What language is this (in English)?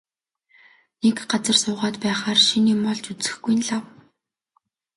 Mongolian